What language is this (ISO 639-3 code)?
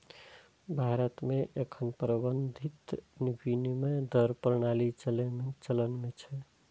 mai